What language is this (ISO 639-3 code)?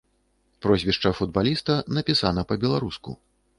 bel